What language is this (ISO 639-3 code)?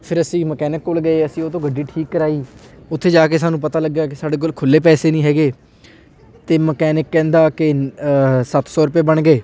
pan